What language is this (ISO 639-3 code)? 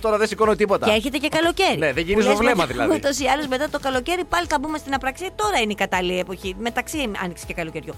ell